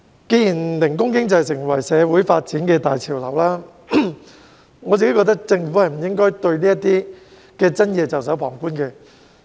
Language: Cantonese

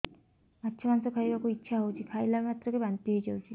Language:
Odia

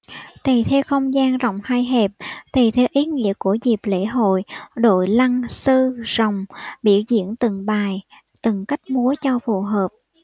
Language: Vietnamese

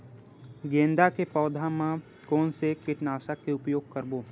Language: Chhattisgarhi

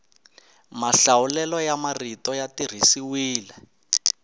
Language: Tsonga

